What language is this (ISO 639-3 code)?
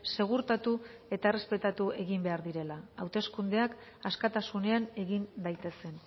eus